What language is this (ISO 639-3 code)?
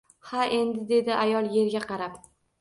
uzb